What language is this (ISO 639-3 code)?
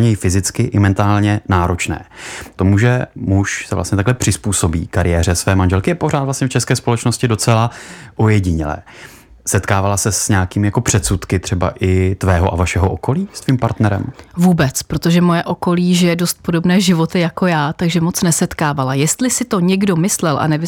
ces